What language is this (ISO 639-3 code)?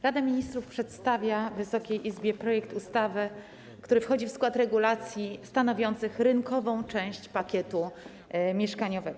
pol